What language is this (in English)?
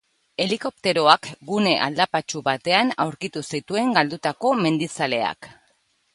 Basque